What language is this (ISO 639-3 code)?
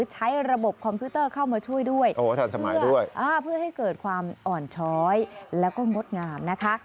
tha